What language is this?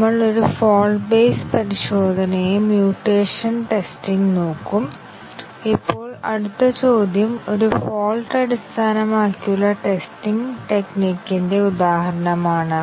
Malayalam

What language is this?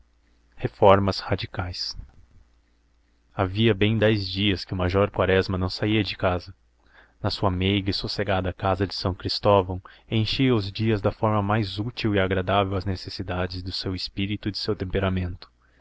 Portuguese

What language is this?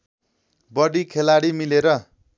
Nepali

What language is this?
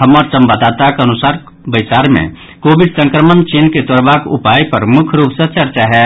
Maithili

